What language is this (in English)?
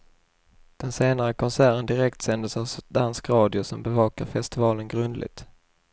Swedish